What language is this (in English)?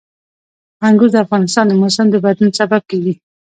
Pashto